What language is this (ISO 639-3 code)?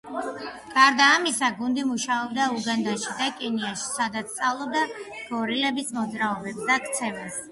kat